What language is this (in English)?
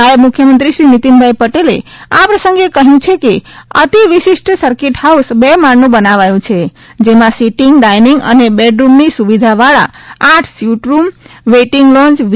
Gujarati